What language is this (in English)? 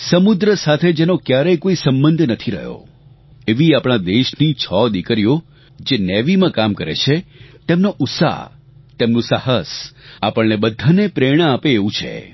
Gujarati